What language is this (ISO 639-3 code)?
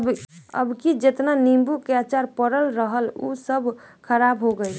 bho